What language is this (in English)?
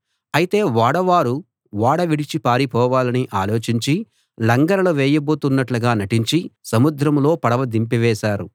Telugu